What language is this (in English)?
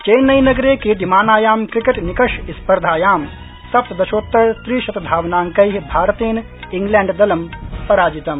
Sanskrit